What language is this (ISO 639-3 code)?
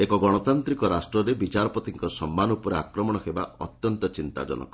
ori